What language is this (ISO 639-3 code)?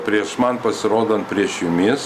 lit